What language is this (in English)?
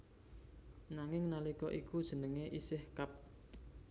Javanese